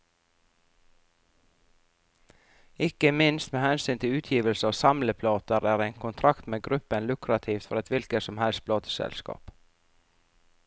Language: Norwegian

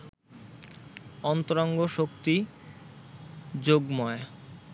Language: Bangla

